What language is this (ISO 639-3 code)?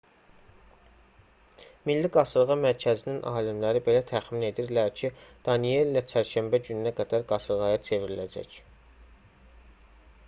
aze